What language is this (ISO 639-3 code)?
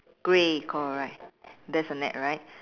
eng